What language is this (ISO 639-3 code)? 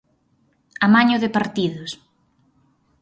glg